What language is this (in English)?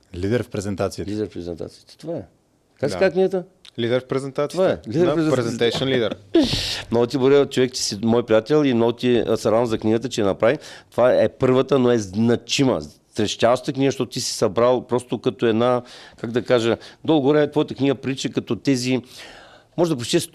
Bulgarian